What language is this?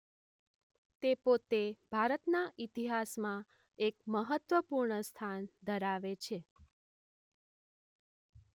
Gujarati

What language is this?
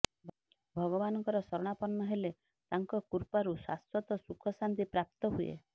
Odia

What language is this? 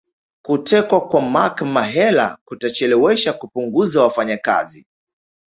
Swahili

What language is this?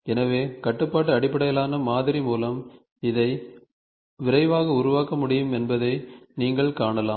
Tamil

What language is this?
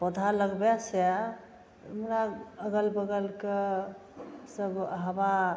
Maithili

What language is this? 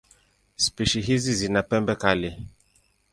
Swahili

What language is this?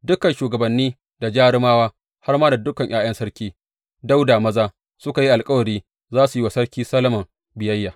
Hausa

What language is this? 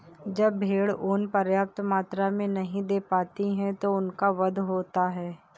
Hindi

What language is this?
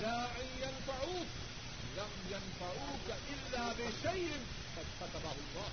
Urdu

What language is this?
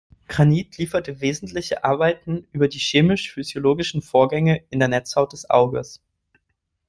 German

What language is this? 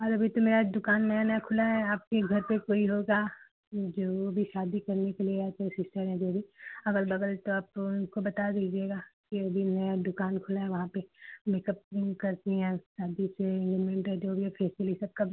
Hindi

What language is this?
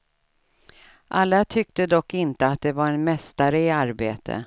Swedish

